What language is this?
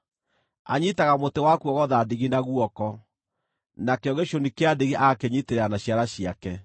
Kikuyu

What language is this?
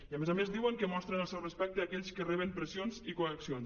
Catalan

